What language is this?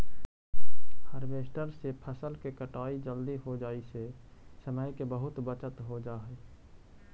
Magahi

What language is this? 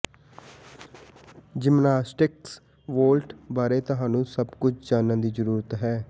Punjabi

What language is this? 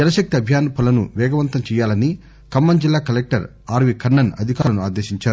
Telugu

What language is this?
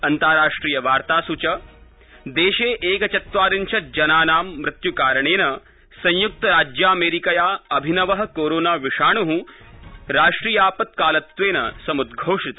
Sanskrit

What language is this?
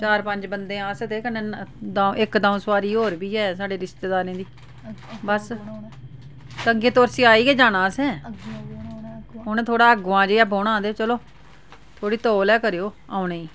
Dogri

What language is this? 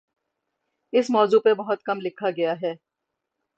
Urdu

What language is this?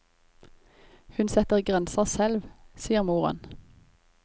Norwegian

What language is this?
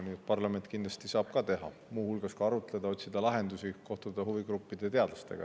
Estonian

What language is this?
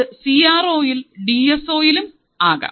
Malayalam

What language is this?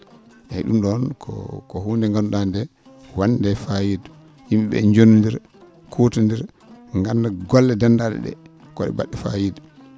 Fula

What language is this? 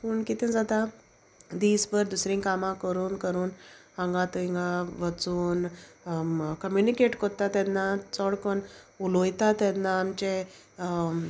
Konkani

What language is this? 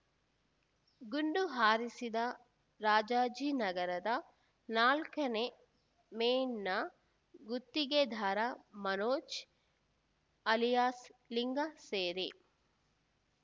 Kannada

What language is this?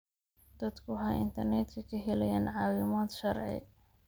Somali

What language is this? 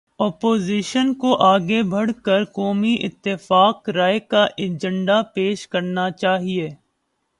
Urdu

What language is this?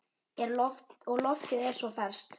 Icelandic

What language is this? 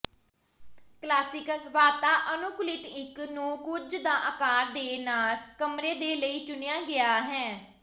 Punjabi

